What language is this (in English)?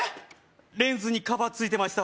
Japanese